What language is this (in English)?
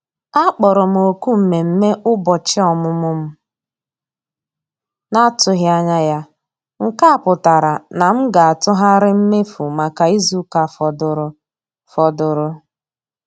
Igbo